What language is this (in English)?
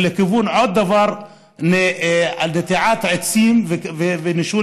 Hebrew